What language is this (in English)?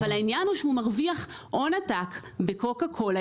Hebrew